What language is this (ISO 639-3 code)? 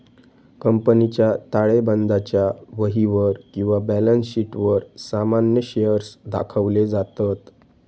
mar